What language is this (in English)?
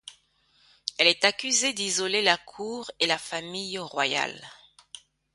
French